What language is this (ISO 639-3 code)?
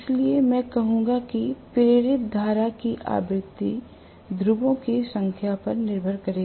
hin